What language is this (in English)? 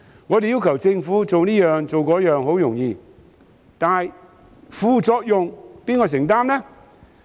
Cantonese